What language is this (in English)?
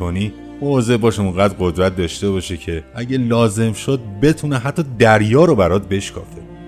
Persian